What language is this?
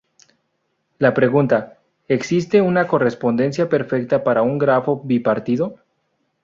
Spanish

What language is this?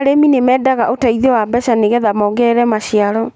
Kikuyu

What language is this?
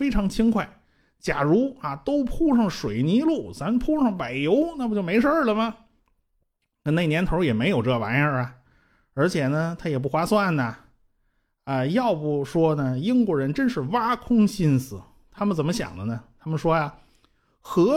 Chinese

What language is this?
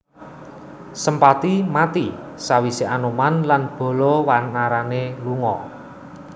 Javanese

